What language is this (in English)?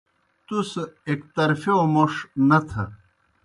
Kohistani Shina